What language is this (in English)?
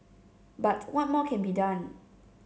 English